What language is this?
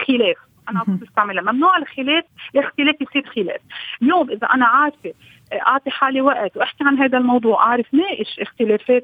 Arabic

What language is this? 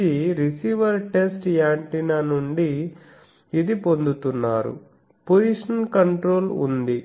Telugu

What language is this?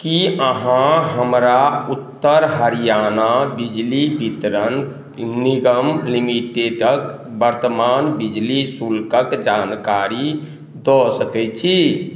Maithili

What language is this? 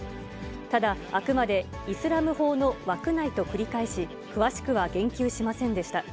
Japanese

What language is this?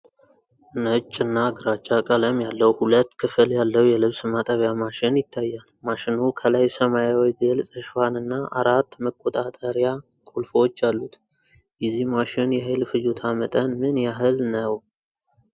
Amharic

